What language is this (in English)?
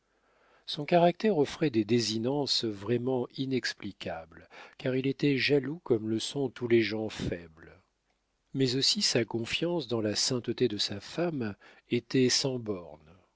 French